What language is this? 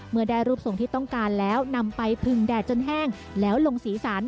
Thai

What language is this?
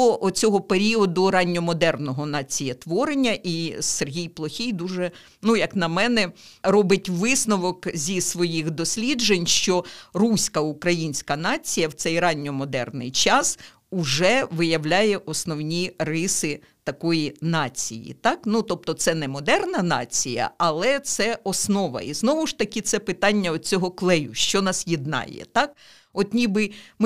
Ukrainian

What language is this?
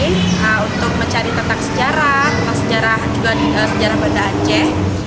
Indonesian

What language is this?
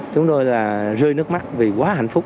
Vietnamese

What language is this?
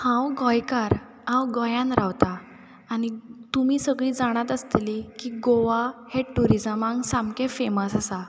Konkani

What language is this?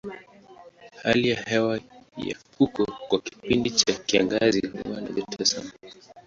Swahili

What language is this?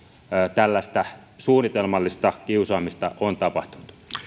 Finnish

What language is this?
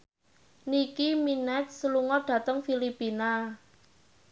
Javanese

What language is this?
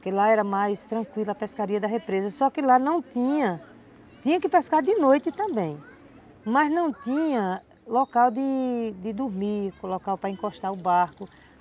Portuguese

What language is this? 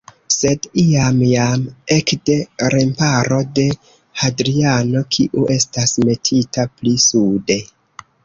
Esperanto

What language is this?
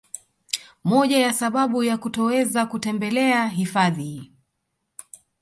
Swahili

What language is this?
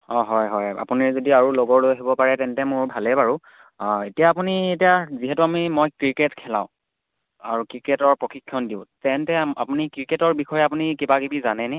Assamese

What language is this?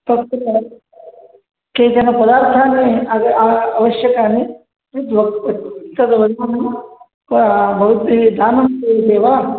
Sanskrit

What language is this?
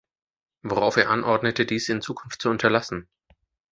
German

